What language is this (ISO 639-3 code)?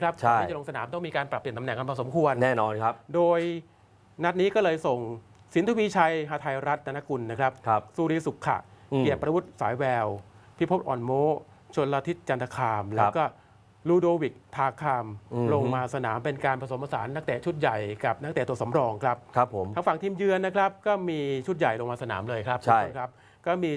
tha